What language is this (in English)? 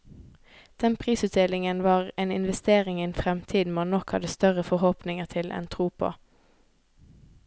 Norwegian